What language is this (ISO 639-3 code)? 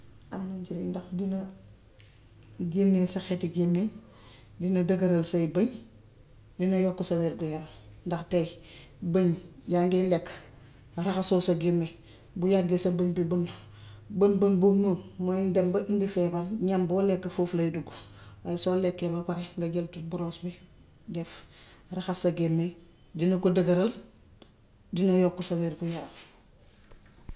wof